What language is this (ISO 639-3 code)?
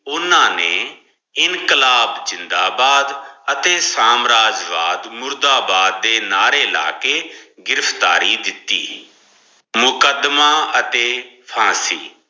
pan